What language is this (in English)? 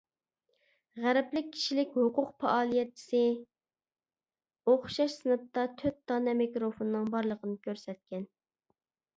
Uyghur